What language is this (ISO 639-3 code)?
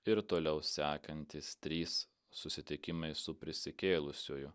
lit